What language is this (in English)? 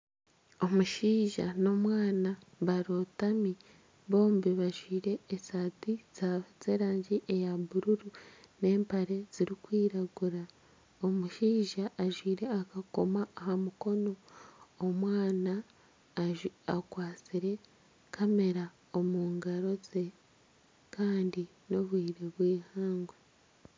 Nyankole